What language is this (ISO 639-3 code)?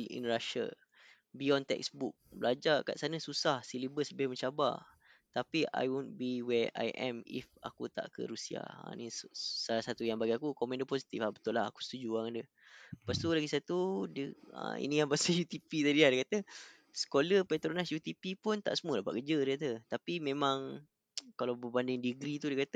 msa